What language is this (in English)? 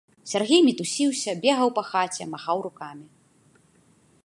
Belarusian